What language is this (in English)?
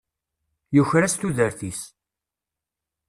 Kabyle